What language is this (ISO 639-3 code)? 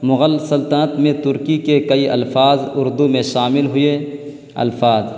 urd